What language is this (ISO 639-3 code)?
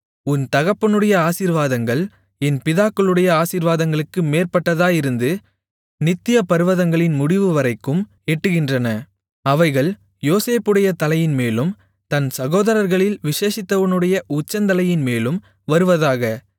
tam